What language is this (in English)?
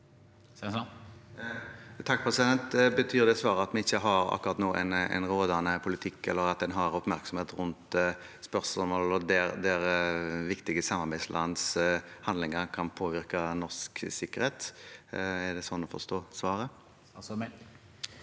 Norwegian